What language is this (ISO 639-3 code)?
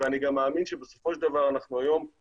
heb